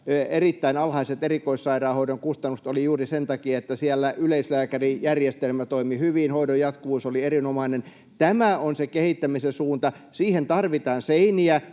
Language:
Finnish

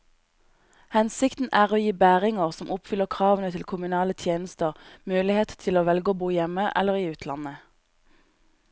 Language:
Norwegian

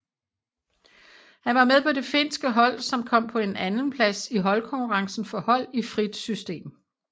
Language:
Danish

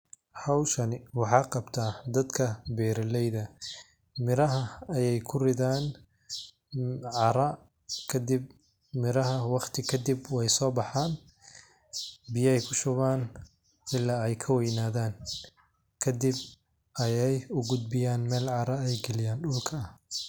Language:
Somali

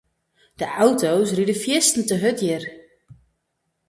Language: Western Frisian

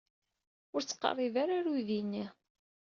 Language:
Kabyle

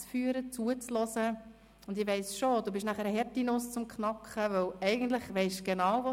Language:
Swiss German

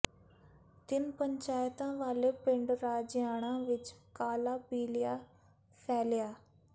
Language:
Punjabi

